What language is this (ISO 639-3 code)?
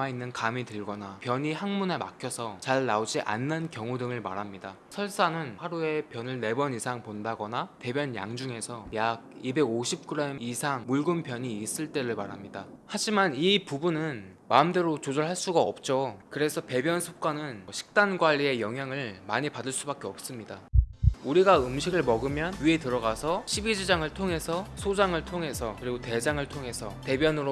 kor